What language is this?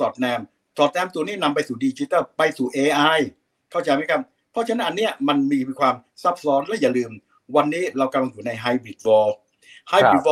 Thai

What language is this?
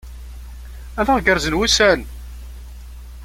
Kabyle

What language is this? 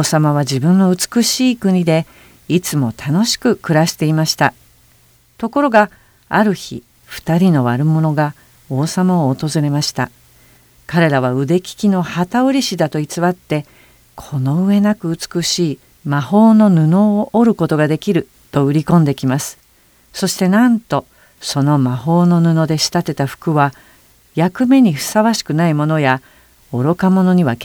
Japanese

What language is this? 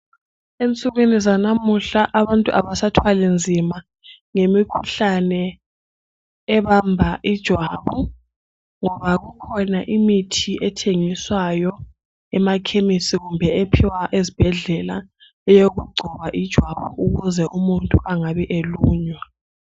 North Ndebele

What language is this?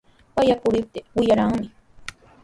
Sihuas Ancash Quechua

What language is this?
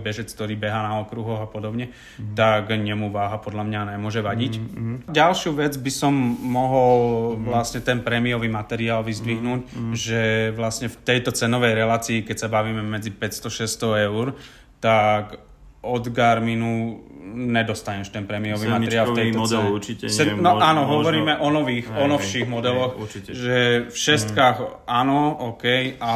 Slovak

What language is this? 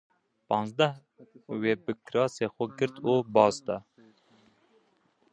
Kurdish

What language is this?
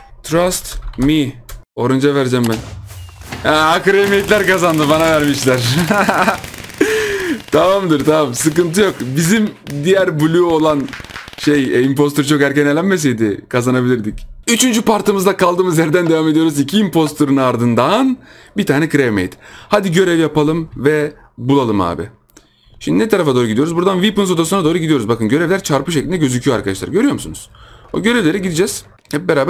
Turkish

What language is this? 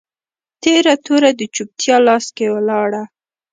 Pashto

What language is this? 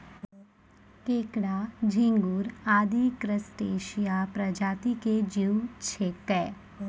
Maithili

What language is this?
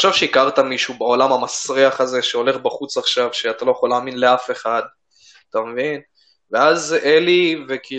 Hebrew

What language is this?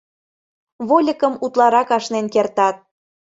Mari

